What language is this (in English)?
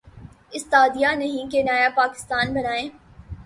Urdu